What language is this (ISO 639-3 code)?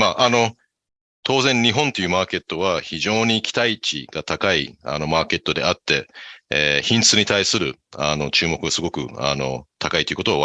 jpn